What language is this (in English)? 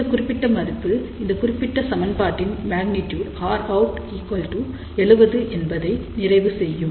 Tamil